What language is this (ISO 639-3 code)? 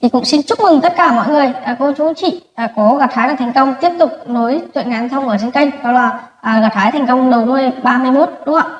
vie